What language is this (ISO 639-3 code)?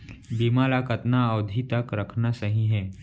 hne